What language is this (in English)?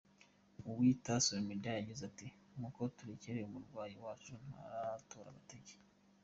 Kinyarwanda